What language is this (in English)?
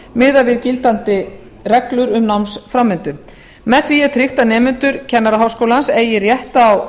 Icelandic